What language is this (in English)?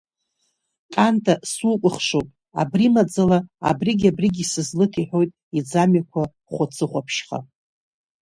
Abkhazian